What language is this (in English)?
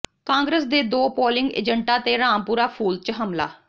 Punjabi